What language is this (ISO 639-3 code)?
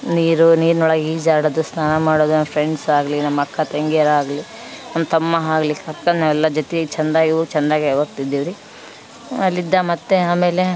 kan